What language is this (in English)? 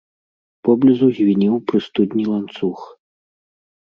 Belarusian